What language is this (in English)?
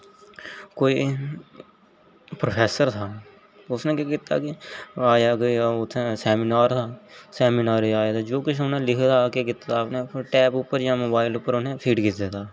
Dogri